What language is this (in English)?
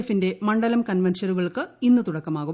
Malayalam